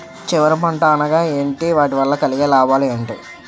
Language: Telugu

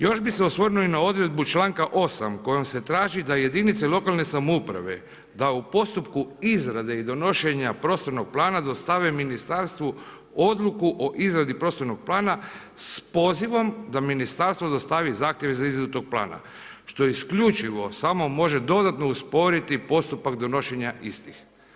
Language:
Croatian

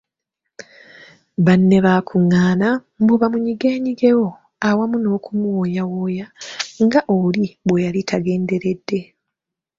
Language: Ganda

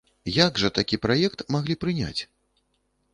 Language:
Belarusian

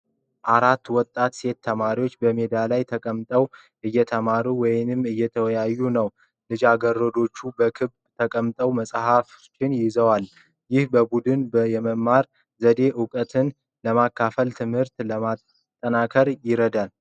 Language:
Amharic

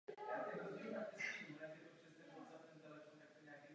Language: Czech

